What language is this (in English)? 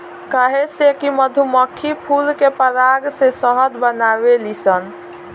Bhojpuri